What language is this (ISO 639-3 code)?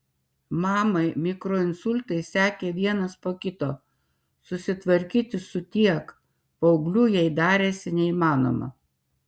lit